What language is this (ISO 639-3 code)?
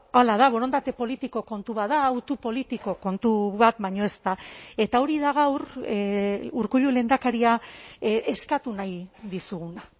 eus